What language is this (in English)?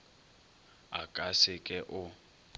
Northern Sotho